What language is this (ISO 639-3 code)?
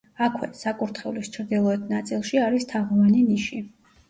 kat